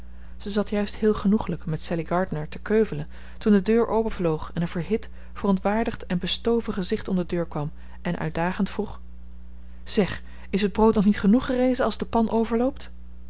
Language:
Dutch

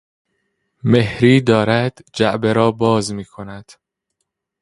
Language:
Persian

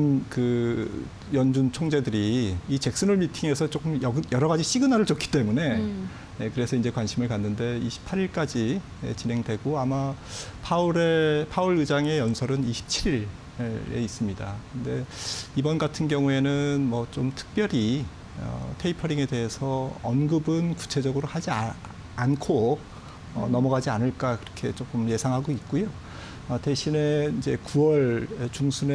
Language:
Korean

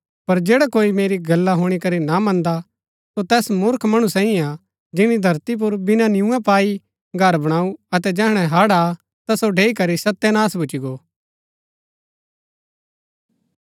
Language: Gaddi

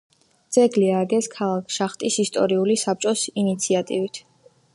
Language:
Georgian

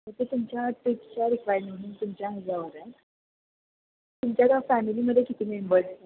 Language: Marathi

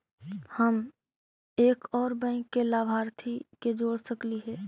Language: Magahi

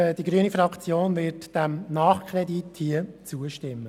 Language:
Swiss German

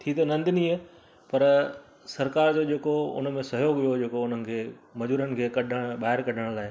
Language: Sindhi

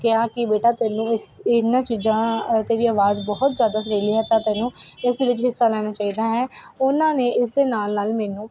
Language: Punjabi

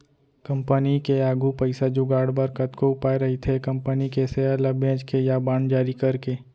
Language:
Chhattisgarhi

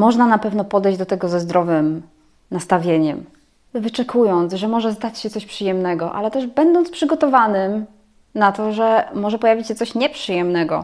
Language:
Polish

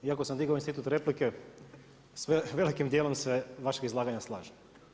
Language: Croatian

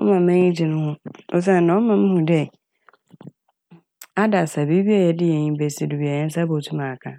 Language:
Akan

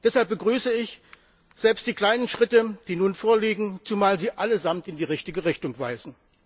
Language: German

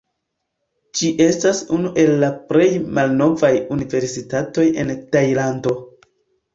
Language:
Esperanto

